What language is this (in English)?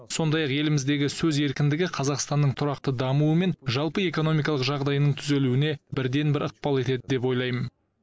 Kazakh